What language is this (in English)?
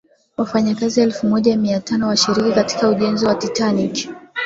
Swahili